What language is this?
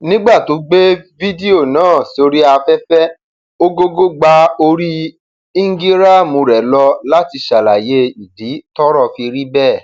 Yoruba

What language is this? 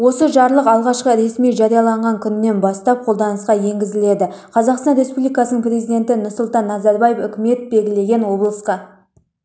Kazakh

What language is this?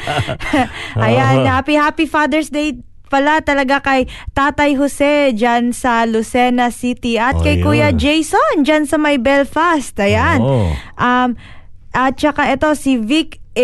Filipino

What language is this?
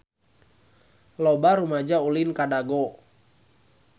Sundanese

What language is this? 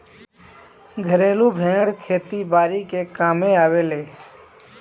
Bhojpuri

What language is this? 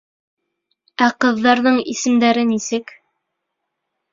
Bashkir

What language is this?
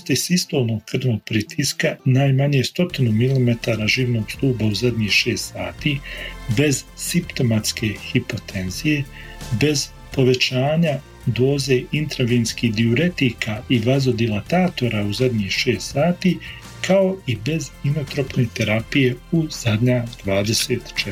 Croatian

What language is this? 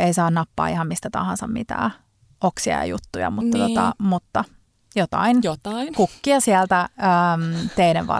Finnish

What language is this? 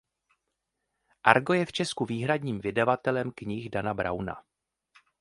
Czech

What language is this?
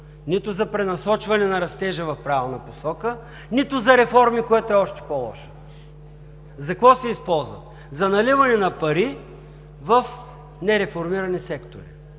Bulgarian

